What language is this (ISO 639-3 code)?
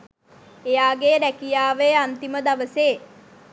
sin